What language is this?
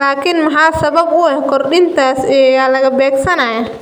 Somali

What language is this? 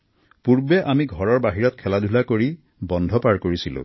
Assamese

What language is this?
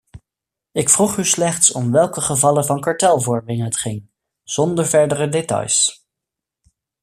Dutch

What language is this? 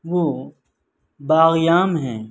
Urdu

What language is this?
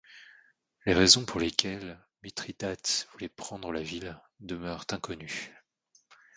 French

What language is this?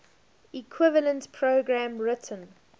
English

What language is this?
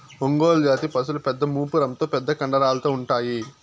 Telugu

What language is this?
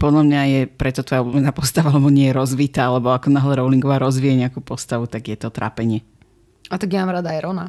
Slovak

